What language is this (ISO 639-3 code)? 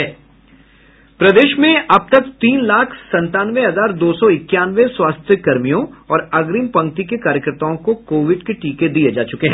hin